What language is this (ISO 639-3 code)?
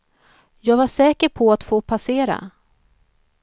swe